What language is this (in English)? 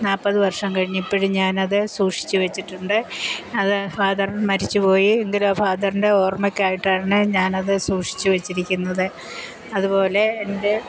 Malayalam